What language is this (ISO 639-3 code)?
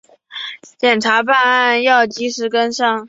zho